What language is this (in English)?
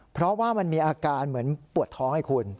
Thai